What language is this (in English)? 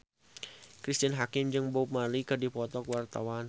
Sundanese